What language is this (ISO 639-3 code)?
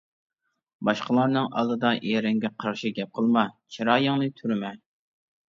uig